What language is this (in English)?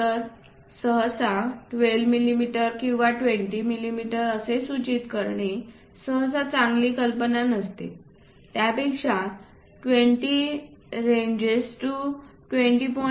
Marathi